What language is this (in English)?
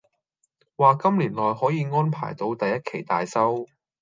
Cantonese